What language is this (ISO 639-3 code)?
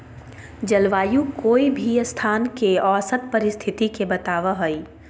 mag